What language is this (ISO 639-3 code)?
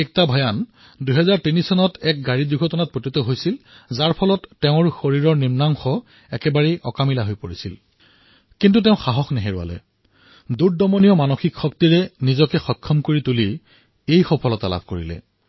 asm